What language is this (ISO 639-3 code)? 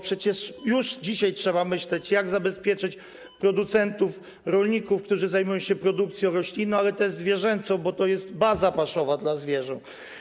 pol